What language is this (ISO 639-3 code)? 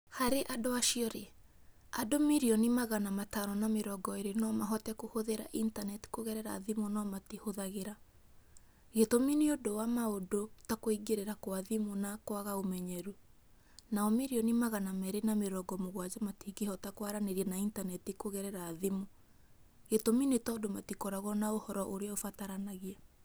kik